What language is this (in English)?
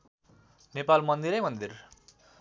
Nepali